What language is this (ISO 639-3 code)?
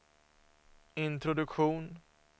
swe